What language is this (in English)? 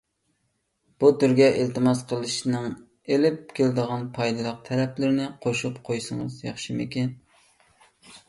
Uyghur